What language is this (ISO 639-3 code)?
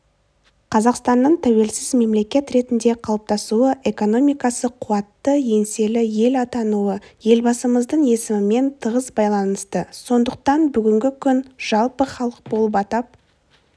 kaz